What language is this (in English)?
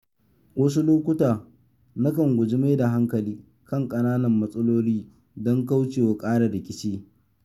Hausa